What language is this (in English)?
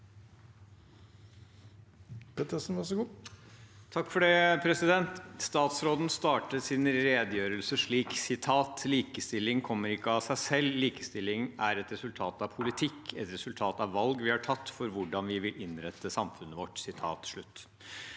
Norwegian